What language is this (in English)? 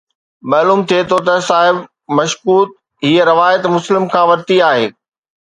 Sindhi